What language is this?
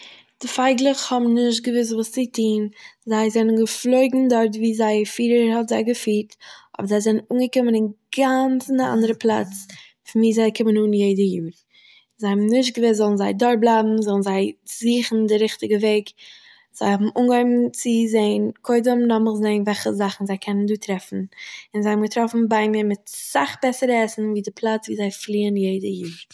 Yiddish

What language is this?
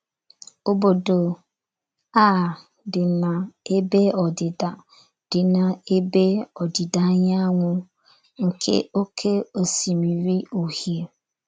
Igbo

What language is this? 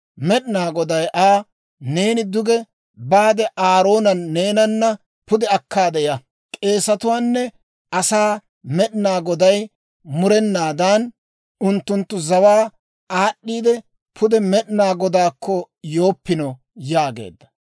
Dawro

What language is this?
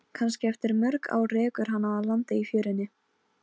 Icelandic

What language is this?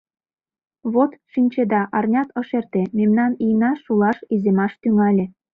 Mari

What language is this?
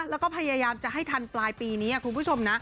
Thai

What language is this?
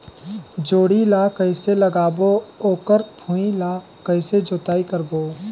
Chhattisgarhi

